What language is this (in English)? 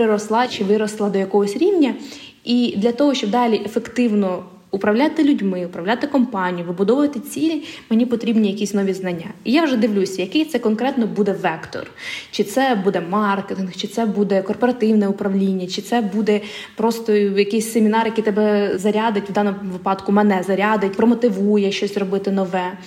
Ukrainian